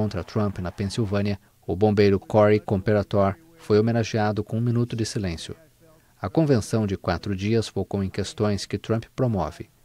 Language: Portuguese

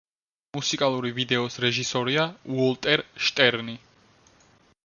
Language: Georgian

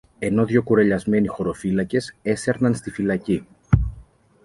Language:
Greek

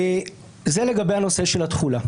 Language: Hebrew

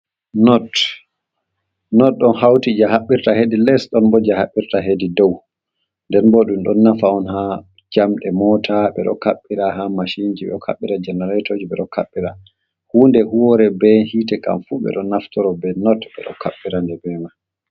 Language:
Fula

